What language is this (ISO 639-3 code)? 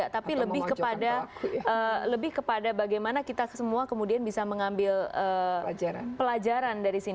ind